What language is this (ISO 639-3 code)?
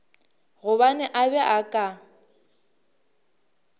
nso